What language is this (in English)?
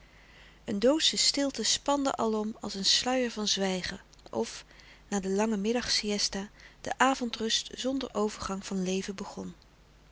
Dutch